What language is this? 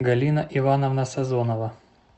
Russian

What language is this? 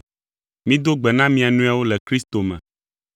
Ewe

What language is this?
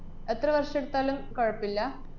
Malayalam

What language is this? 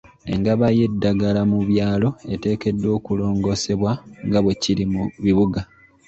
Ganda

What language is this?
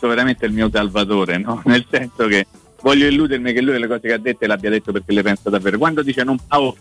Italian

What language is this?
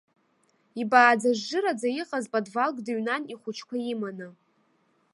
Abkhazian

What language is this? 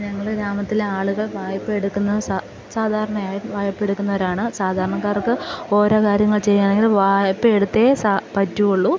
Malayalam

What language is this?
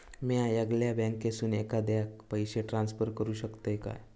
Marathi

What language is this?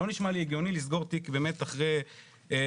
Hebrew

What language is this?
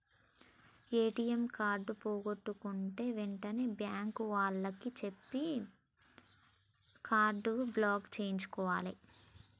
Telugu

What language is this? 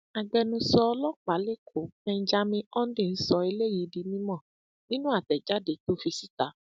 Yoruba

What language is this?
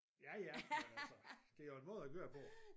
Danish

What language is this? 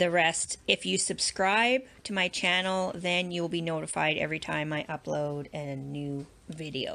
English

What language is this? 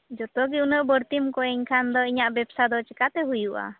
Santali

